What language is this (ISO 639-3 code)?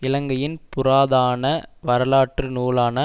tam